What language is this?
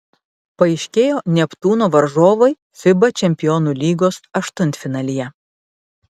Lithuanian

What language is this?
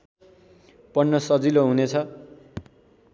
Nepali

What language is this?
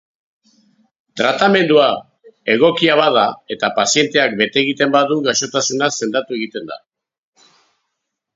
Basque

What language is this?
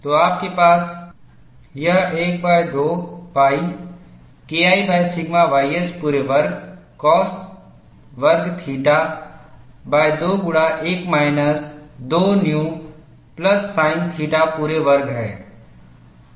Hindi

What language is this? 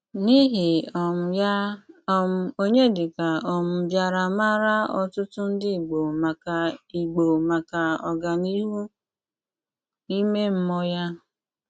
Igbo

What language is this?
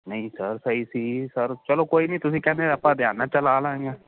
Punjabi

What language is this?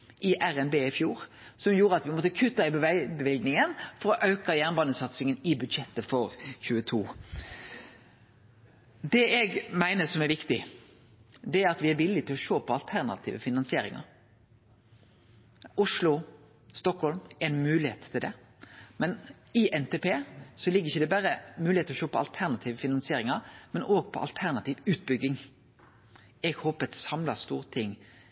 Norwegian Nynorsk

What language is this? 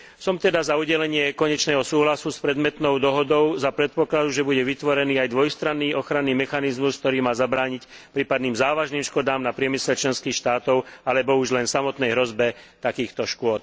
Slovak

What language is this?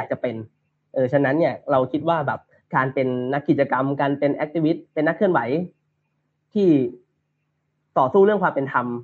Thai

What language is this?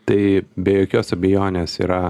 Lithuanian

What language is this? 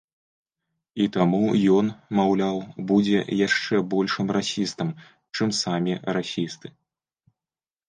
Belarusian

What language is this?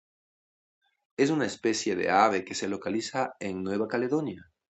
Spanish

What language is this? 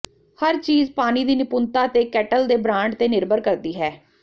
Punjabi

